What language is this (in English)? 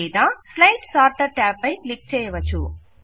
Telugu